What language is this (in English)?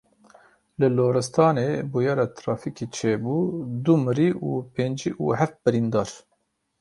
Kurdish